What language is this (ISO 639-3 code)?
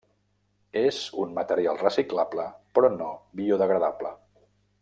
cat